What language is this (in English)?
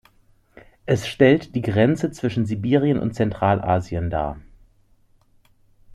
German